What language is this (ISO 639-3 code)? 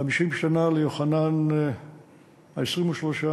heb